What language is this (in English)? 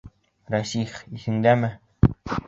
Bashkir